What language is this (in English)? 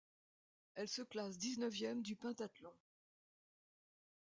French